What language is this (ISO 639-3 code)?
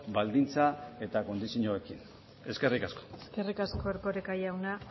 eus